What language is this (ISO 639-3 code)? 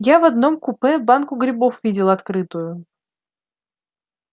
rus